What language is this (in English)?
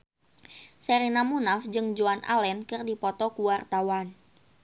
Sundanese